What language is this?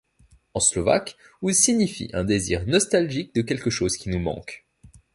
French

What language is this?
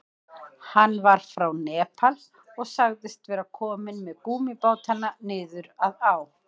Icelandic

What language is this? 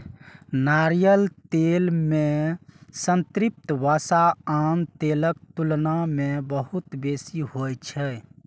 Maithili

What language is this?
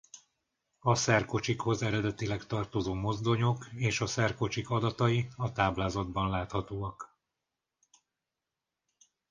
Hungarian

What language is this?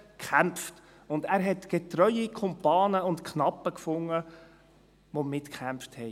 Swiss German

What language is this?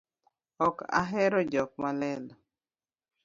Luo (Kenya and Tanzania)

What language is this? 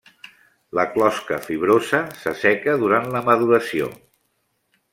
Catalan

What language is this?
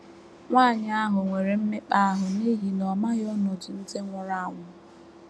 Igbo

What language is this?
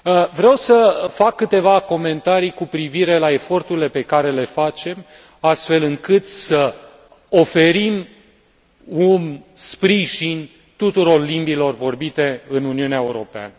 Romanian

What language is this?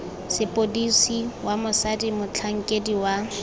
Tswana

